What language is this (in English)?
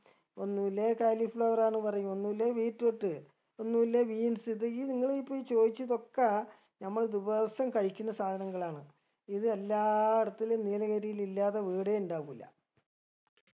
Malayalam